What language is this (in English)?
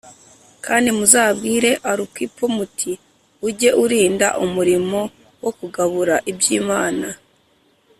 Kinyarwanda